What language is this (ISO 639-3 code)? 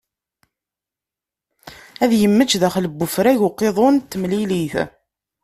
kab